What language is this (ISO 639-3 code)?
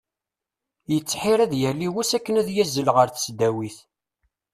kab